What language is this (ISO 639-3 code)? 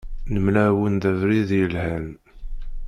kab